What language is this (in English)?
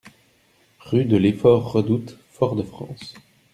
French